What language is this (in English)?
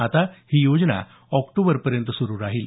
Marathi